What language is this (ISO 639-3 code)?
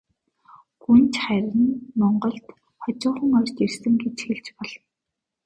mon